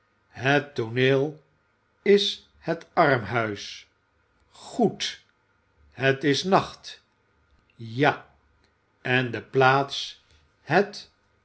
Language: Dutch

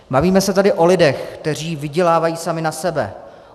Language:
Czech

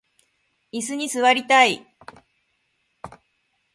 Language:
Japanese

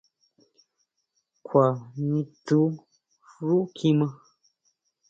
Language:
Huautla Mazatec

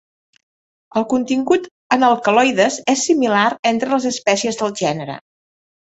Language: Catalan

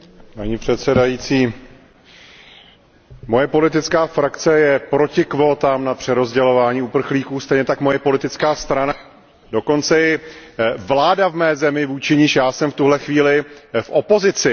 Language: Czech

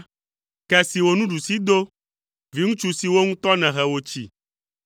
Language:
Ewe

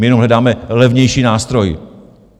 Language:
Czech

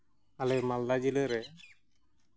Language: Santali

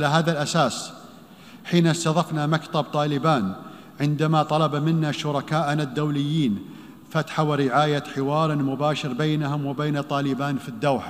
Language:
Arabic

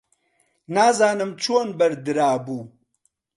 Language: Central Kurdish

